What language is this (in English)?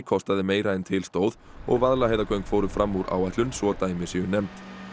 Icelandic